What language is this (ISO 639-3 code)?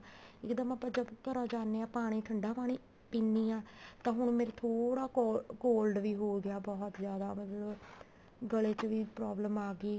pan